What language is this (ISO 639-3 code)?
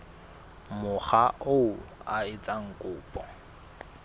sot